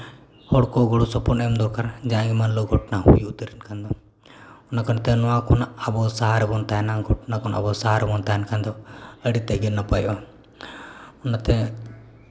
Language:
Santali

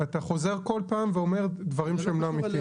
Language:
Hebrew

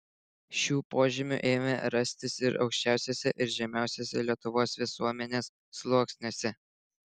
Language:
Lithuanian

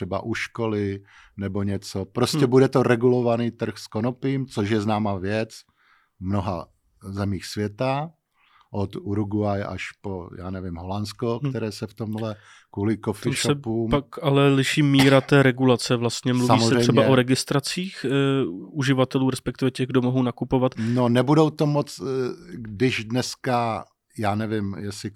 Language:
Czech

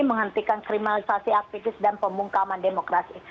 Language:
Indonesian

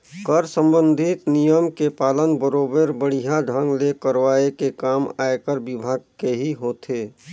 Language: Chhattisgarhi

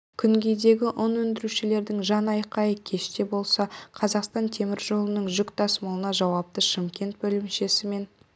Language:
Kazakh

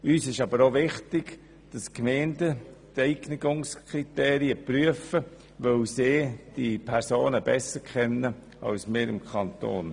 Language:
Swiss German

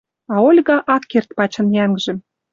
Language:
Western Mari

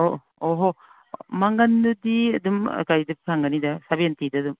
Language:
Manipuri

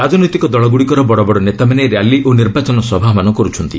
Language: Odia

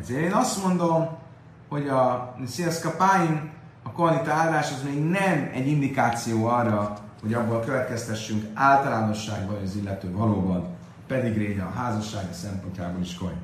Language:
Hungarian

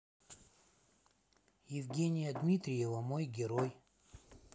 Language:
Russian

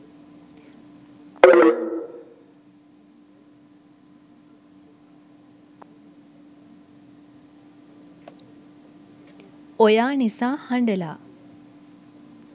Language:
Sinhala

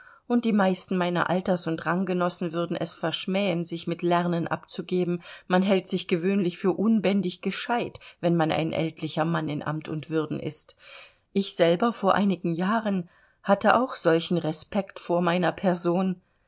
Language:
German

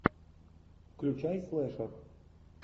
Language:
Russian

